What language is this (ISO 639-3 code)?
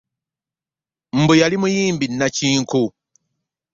lug